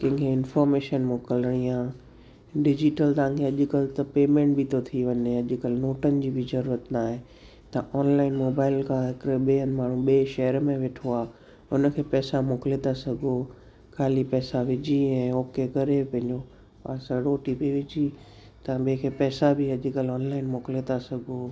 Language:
Sindhi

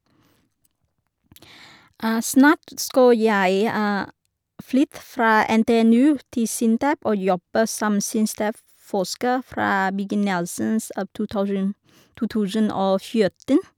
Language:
Norwegian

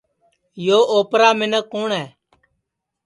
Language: Sansi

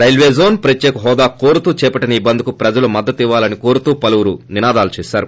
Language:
Telugu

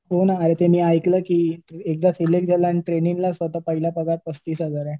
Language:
Marathi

